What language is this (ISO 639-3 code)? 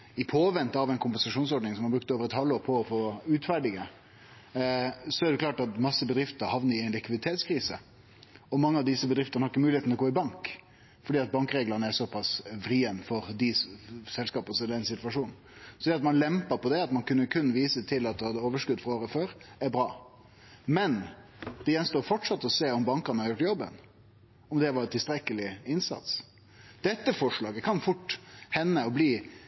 nno